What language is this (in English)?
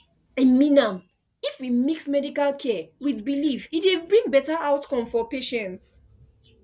Nigerian Pidgin